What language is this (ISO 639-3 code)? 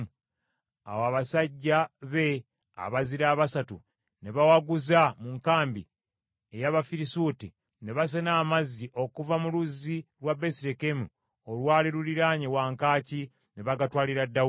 lug